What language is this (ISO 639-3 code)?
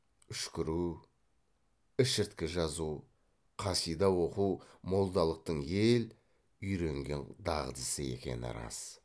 kaz